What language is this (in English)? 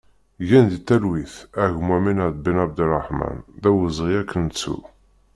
Kabyle